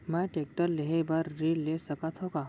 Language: Chhattisgarhi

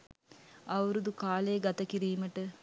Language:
Sinhala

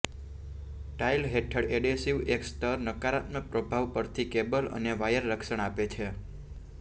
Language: Gujarati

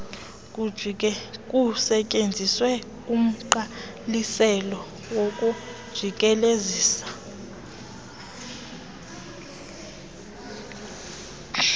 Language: Xhosa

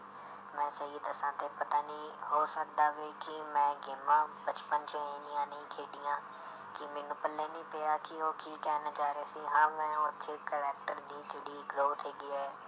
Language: Punjabi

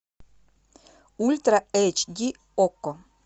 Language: Russian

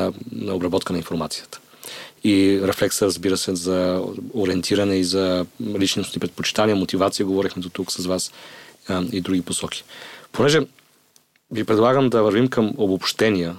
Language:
Bulgarian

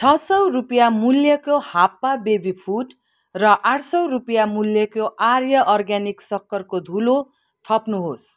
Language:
Nepali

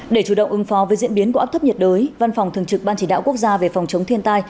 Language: Vietnamese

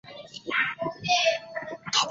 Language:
Chinese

